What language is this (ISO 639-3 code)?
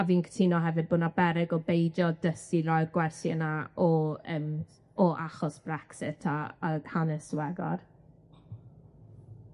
cym